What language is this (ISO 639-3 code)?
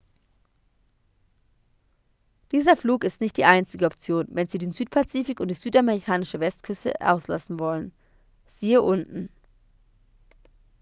deu